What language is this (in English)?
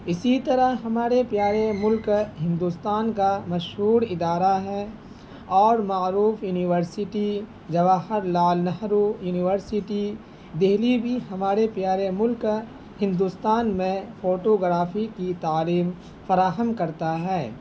Urdu